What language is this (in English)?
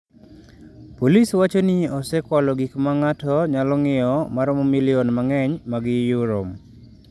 Luo (Kenya and Tanzania)